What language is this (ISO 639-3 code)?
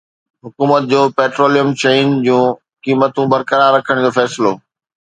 snd